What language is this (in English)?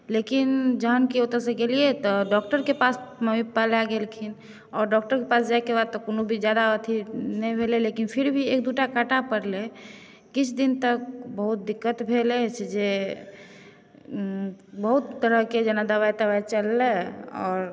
Maithili